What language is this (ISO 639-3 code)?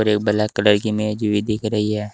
hin